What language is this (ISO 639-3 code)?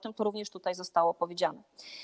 pol